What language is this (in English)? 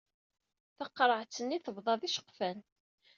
Kabyle